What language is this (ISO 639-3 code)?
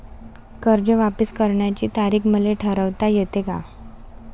mar